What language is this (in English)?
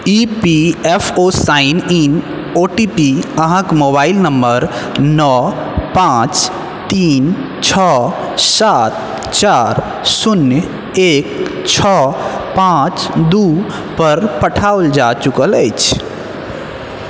Maithili